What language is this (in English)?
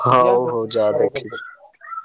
Odia